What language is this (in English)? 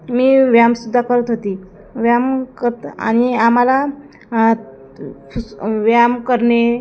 Marathi